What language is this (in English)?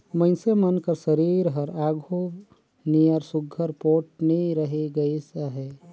Chhattisgarhi